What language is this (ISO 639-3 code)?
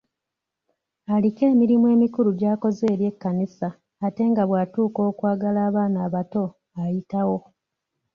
lug